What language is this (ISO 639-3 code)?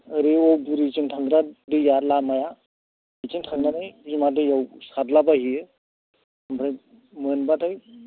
brx